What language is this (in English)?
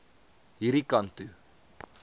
Afrikaans